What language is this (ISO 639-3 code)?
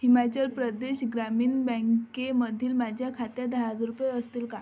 mar